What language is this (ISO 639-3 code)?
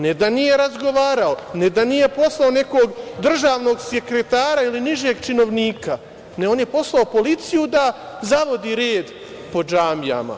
srp